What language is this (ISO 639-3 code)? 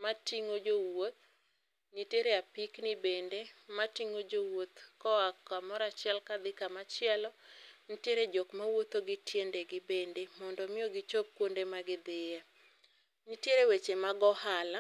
luo